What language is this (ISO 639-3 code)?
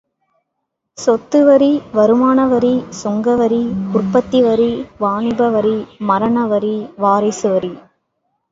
tam